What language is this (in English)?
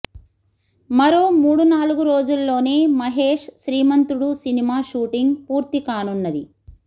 Telugu